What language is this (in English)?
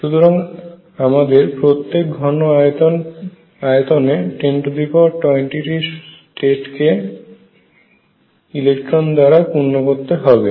Bangla